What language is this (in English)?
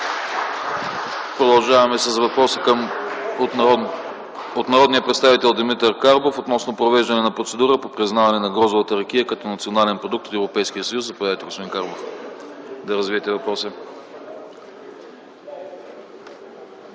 Bulgarian